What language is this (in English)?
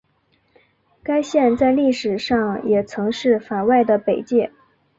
Chinese